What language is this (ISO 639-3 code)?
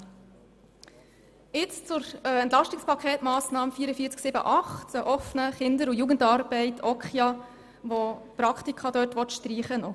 gsw